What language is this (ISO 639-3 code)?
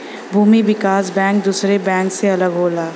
bho